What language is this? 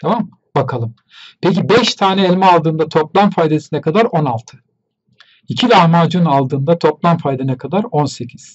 Turkish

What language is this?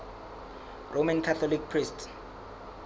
Southern Sotho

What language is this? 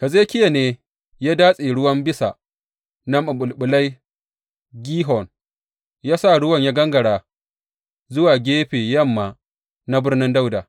Hausa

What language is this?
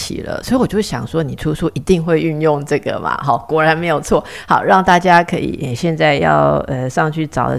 Chinese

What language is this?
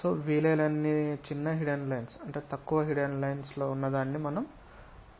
Telugu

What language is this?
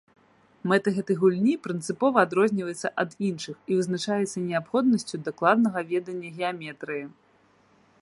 Belarusian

